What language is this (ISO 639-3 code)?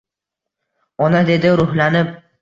uzb